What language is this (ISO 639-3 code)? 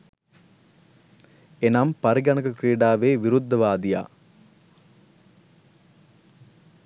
sin